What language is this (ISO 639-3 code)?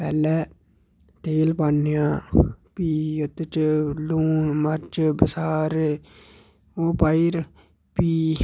doi